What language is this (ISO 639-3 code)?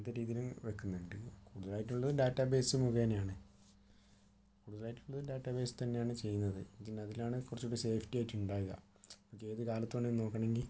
mal